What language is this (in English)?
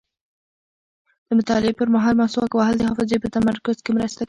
Pashto